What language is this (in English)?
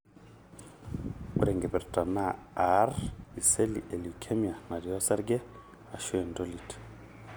Masai